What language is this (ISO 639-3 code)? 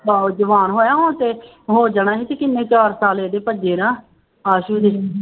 pan